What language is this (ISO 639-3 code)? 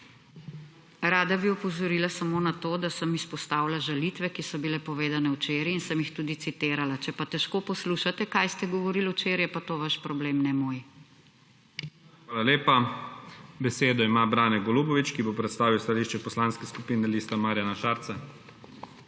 slv